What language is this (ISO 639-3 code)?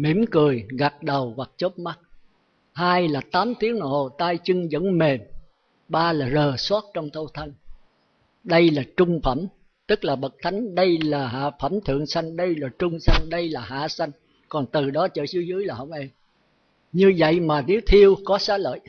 vie